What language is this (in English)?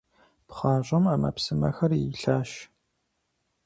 Kabardian